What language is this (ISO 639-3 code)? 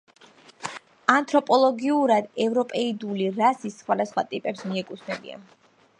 kat